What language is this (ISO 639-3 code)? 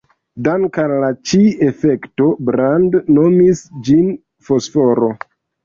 epo